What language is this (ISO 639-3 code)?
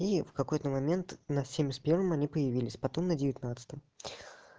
rus